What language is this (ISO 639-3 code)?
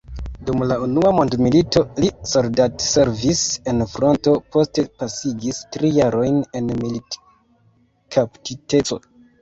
epo